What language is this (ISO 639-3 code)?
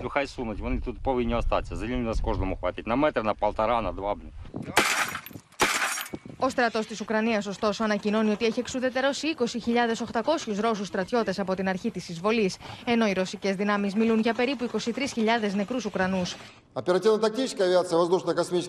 ell